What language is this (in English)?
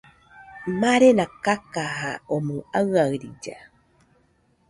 Nüpode Huitoto